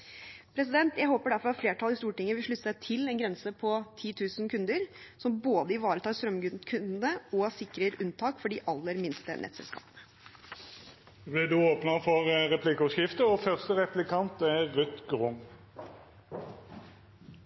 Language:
Norwegian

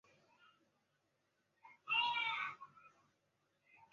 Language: Chinese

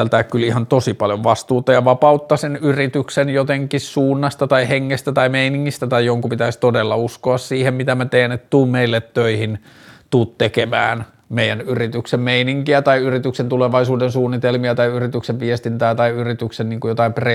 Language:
Finnish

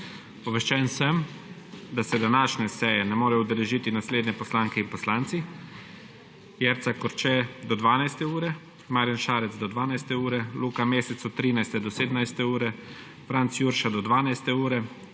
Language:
Slovenian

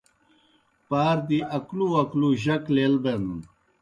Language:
Kohistani Shina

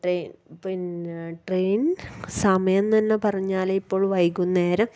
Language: Malayalam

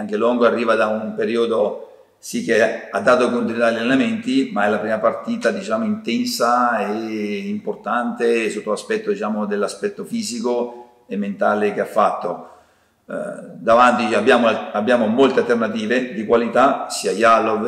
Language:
Italian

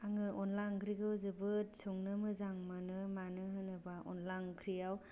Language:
Bodo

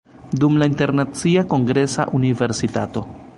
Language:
Esperanto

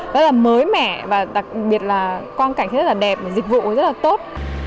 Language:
Vietnamese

